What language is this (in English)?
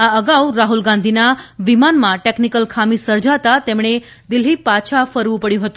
Gujarati